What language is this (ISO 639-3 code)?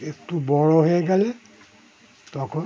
ben